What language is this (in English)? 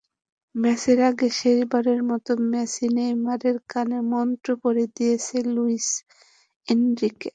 Bangla